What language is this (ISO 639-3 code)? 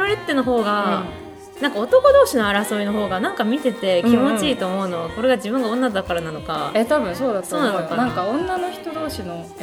jpn